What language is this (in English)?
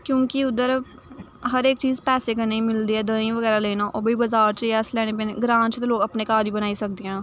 Dogri